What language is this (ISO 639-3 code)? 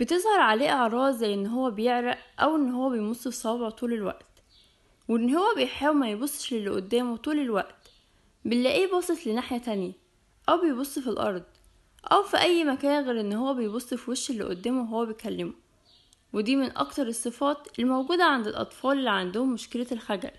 ara